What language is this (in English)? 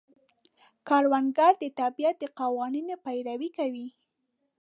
Pashto